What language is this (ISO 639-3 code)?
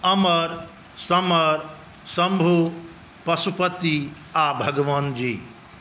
mai